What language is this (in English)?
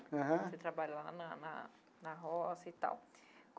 Portuguese